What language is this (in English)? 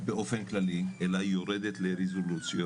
Hebrew